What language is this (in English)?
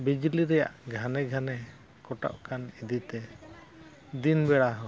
Santali